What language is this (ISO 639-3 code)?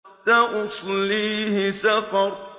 ara